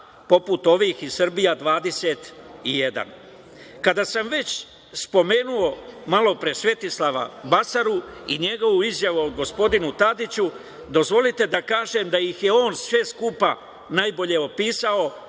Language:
Serbian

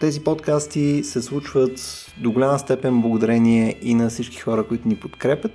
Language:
Bulgarian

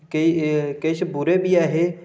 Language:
Dogri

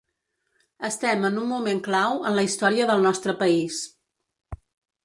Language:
Catalan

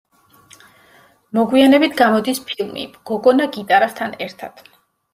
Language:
Georgian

